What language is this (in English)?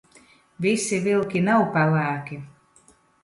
Latvian